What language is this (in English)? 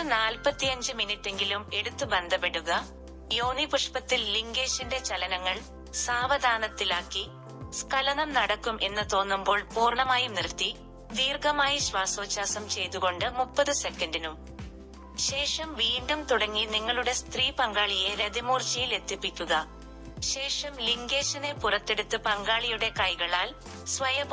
Malayalam